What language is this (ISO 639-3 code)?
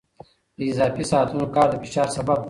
pus